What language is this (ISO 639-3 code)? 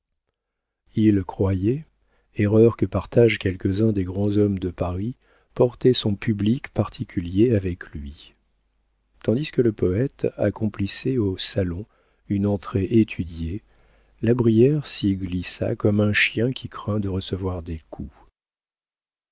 fra